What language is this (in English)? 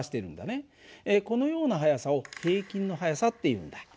Japanese